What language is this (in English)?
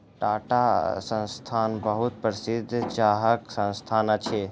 Maithili